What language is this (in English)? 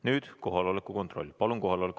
Estonian